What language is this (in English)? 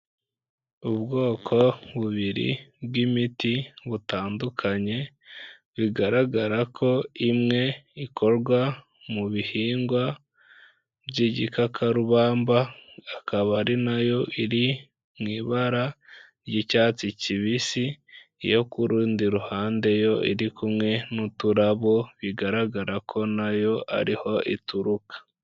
Kinyarwanda